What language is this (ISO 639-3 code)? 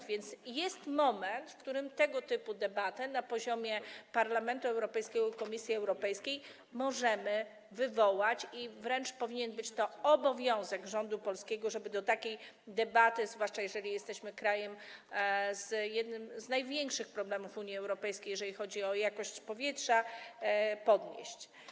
pol